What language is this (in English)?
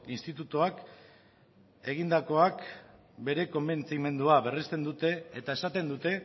Basque